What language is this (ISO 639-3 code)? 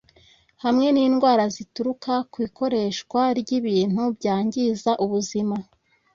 kin